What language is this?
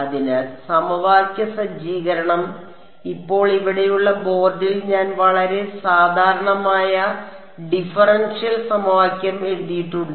Malayalam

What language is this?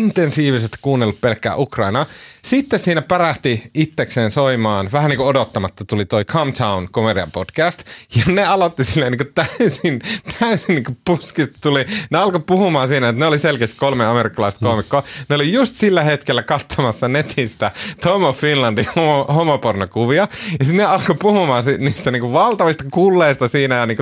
Finnish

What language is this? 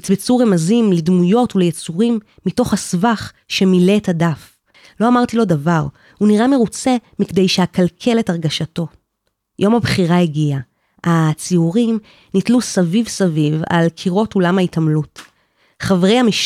Hebrew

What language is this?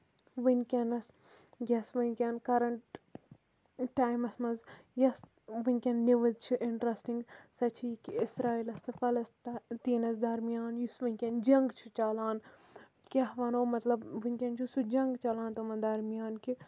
Kashmiri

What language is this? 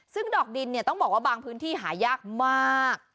Thai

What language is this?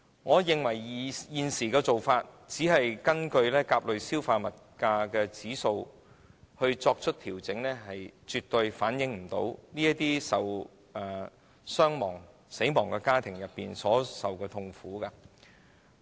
Cantonese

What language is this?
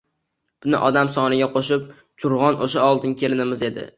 Uzbek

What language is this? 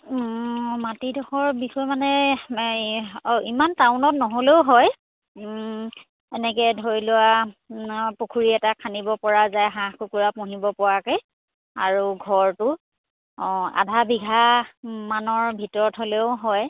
Assamese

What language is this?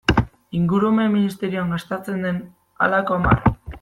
Basque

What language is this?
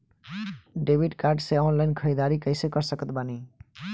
Bhojpuri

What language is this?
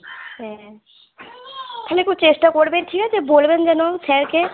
Bangla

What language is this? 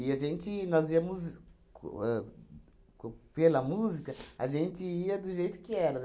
Portuguese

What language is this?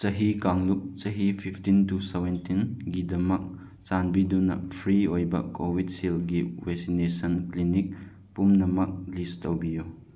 Manipuri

